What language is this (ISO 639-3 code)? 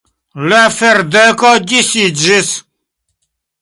epo